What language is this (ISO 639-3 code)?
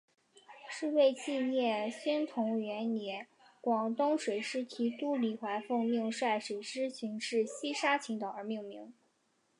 zho